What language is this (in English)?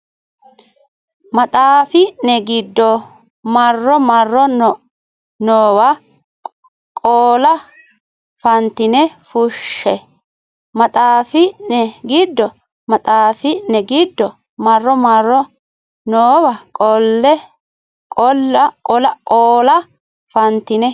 Sidamo